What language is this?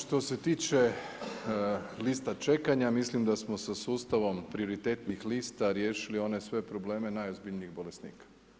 Croatian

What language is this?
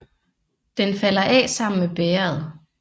Danish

